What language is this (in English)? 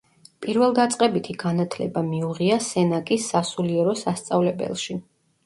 Georgian